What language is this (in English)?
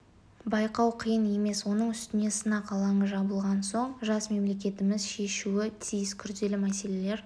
Kazakh